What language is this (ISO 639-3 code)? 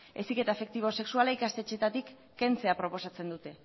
eus